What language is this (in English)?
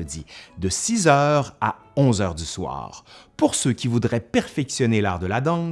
French